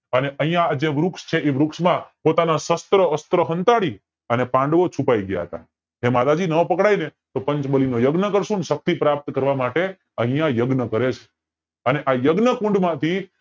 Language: Gujarati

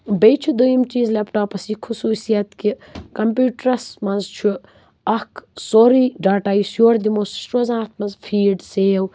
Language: Kashmiri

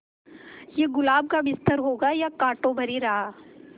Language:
Hindi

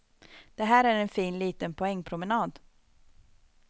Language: Swedish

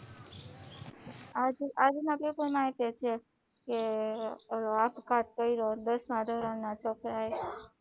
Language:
Gujarati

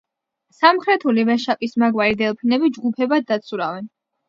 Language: Georgian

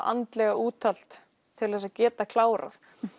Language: Icelandic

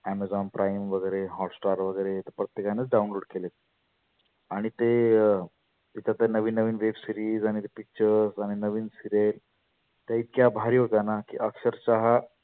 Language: Marathi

